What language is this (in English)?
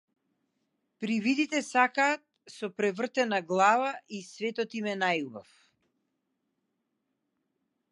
Macedonian